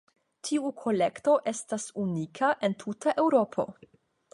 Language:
Esperanto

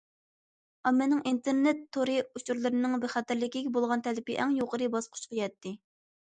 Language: Uyghur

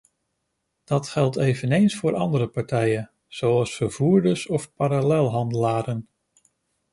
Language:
Dutch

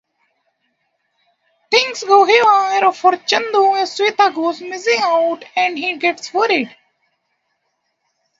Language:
English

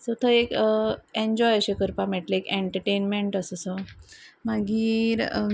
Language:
Konkani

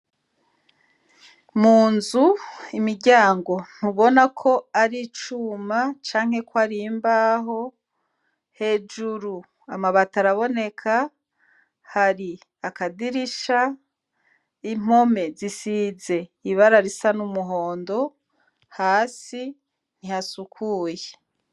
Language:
Rundi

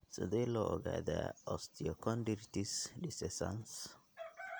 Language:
Somali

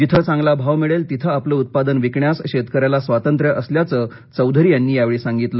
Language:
Marathi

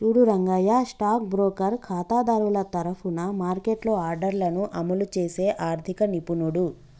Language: Telugu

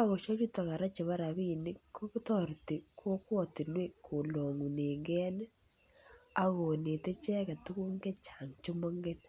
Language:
Kalenjin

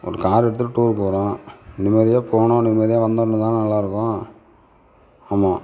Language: Tamil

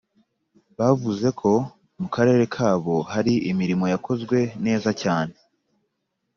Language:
Kinyarwanda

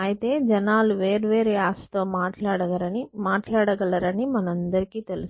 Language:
Telugu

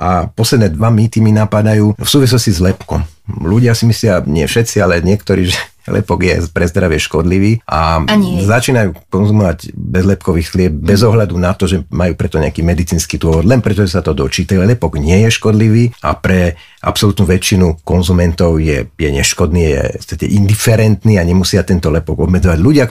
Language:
Slovak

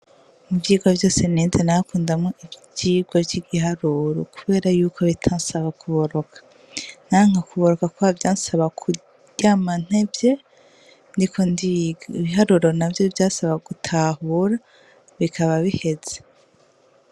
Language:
Rundi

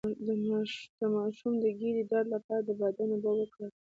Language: Pashto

